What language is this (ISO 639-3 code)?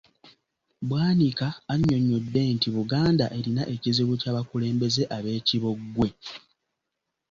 lug